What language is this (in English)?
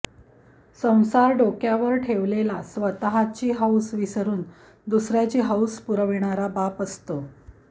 Marathi